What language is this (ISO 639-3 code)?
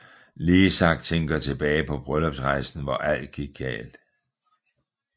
dan